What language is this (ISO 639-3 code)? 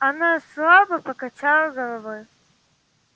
rus